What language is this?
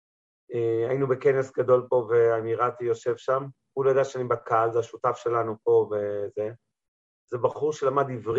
Hebrew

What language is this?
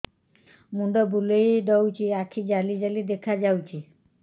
Odia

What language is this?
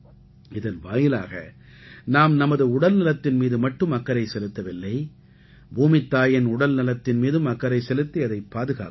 Tamil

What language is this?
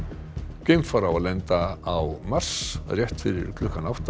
Icelandic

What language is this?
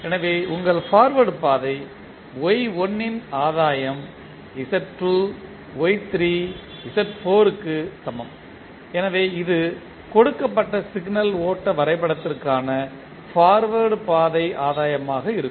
Tamil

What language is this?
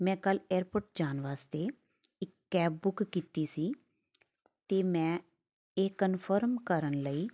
Punjabi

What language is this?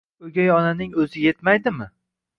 Uzbek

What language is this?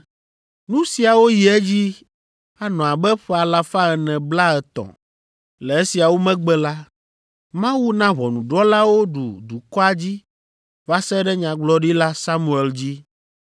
Ewe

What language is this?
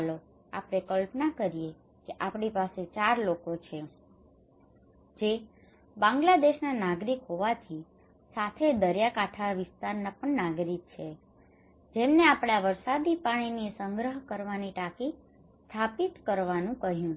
Gujarati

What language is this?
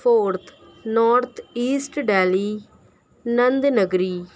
Urdu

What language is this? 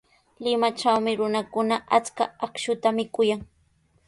Sihuas Ancash Quechua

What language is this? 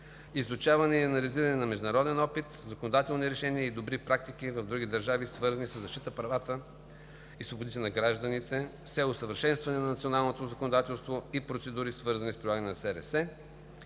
Bulgarian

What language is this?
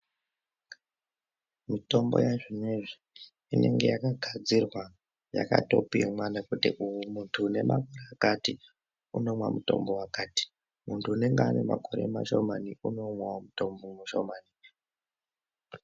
Ndau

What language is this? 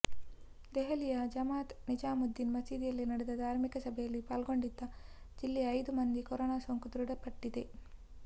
Kannada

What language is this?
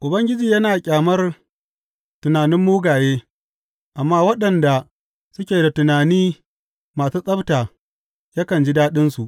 Hausa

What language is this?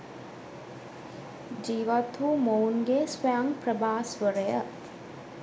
Sinhala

